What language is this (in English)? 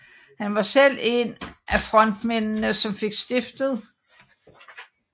Danish